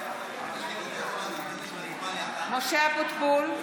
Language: Hebrew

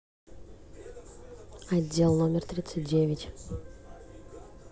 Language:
Russian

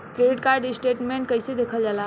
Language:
Bhojpuri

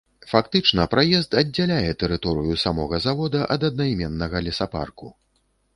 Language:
Belarusian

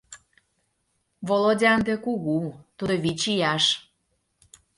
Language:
Mari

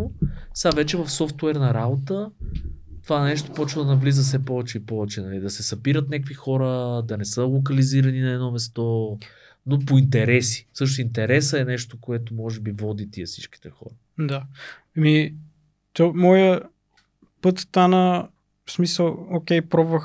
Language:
Bulgarian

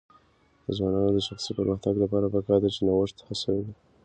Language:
Pashto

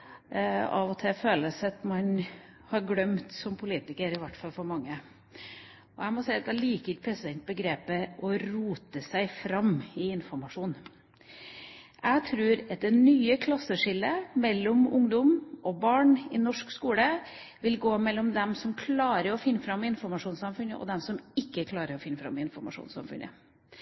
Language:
Norwegian Bokmål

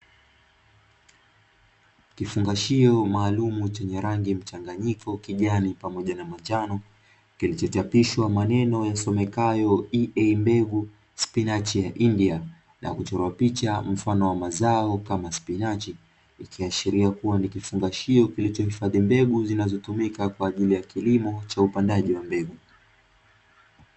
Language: Swahili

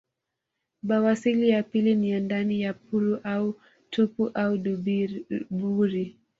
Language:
Swahili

